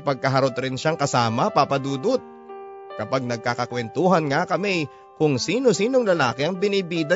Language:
Filipino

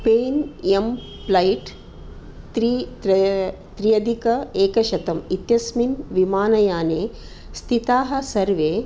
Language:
Sanskrit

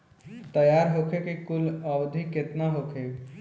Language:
Bhojpuri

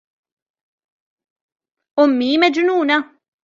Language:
Arabic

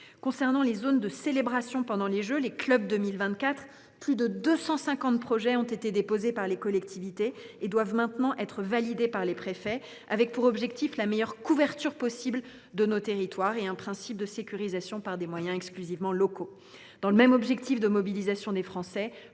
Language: French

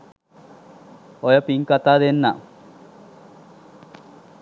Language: Sinhala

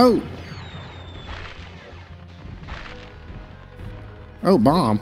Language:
English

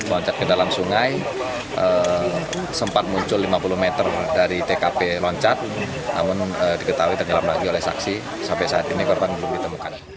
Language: Indonesian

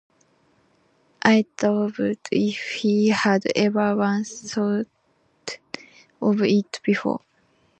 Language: English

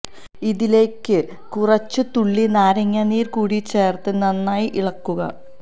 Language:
Malayalam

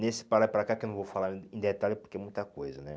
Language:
Portuguese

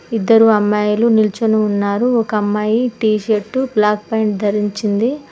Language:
Telugu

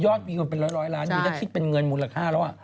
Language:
Thai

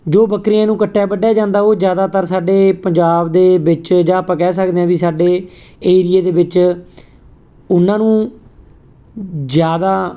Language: Punjabi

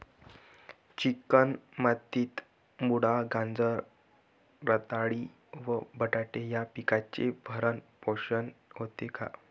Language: Marathi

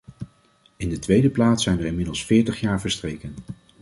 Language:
Dutch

